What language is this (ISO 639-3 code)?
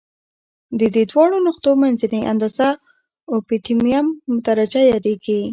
pus